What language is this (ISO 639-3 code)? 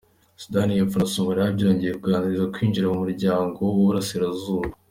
kin